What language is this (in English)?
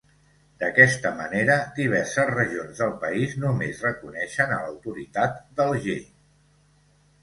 Catalan